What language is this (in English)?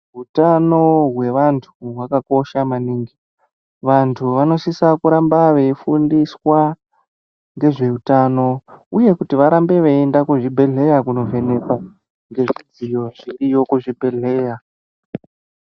Ndau